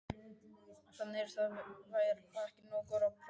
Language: Icelandic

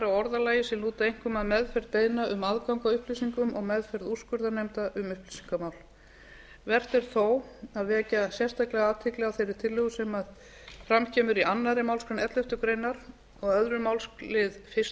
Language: Icelandic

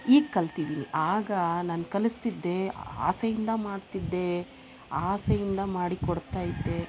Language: Kannada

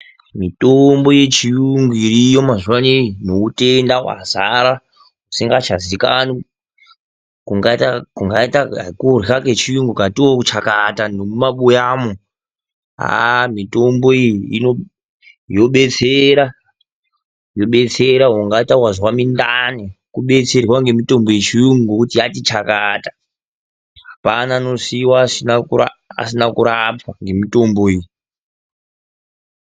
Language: Ndau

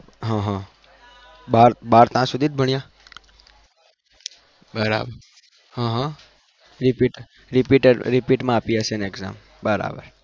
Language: Gujarati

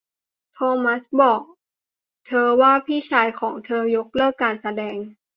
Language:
Thai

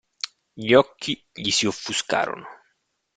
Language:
Italian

